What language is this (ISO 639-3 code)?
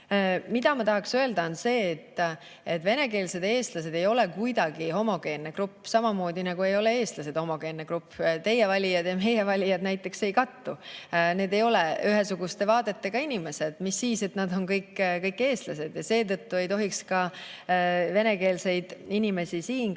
est